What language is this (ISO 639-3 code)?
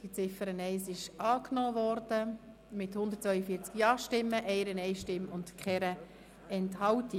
gsw